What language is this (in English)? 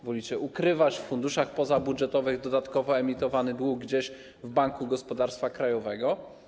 Polish